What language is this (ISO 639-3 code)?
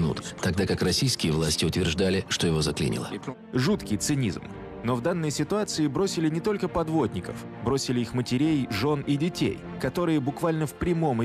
rus